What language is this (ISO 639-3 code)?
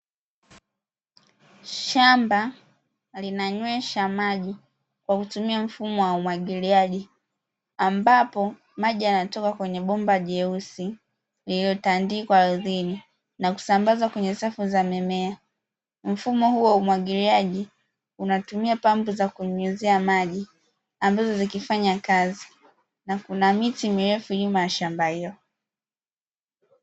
swa